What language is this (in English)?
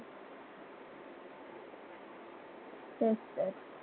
Marathi